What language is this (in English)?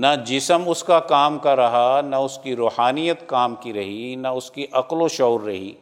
Urdu